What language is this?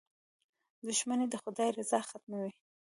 Pashto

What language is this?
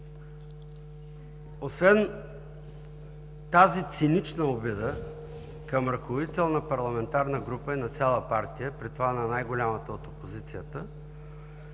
Bulgarian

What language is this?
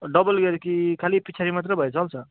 Nepali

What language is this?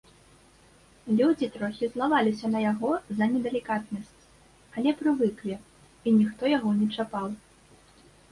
Belarusian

